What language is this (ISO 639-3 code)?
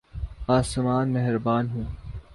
urd